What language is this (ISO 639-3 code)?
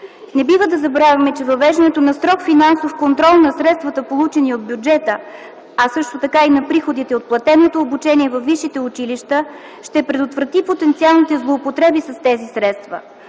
bul